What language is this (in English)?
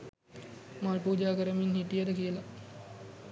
Sinhala